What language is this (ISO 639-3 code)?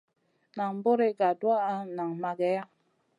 mcn